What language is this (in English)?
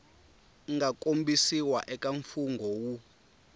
Tsonga